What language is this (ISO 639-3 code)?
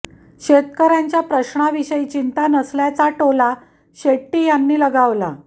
mar